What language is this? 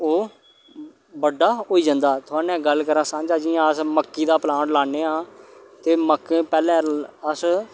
Dogri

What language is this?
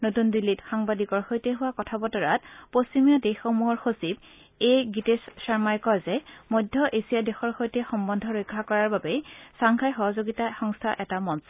Assamese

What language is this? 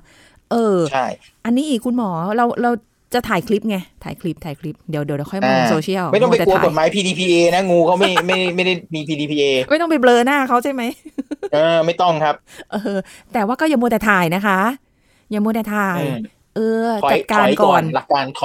Thai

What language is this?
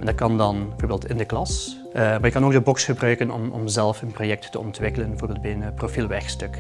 Dutch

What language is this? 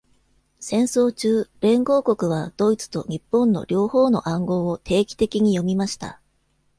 Japanese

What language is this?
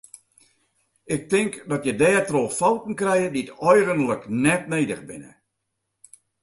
Western Frisian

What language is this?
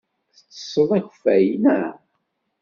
Kabyle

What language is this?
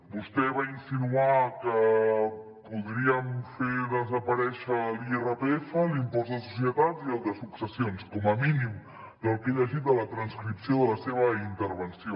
Catalan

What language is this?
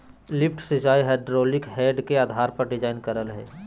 Magahi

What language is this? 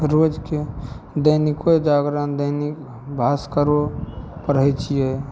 Maithili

